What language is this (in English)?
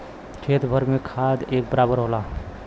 Bhojpuri